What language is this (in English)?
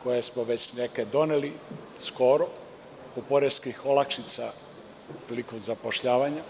Serbian